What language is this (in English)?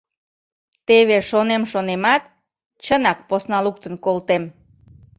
Mari